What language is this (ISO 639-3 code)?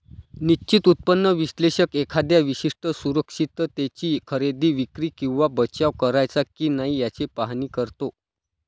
mar